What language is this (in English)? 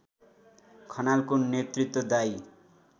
Nepali